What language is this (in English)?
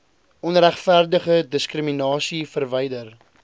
Afrikaans